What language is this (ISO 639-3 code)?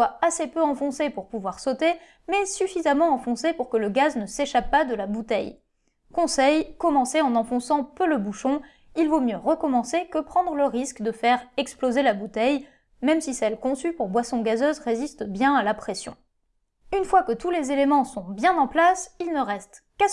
fra